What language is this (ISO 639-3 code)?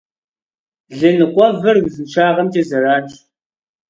kbd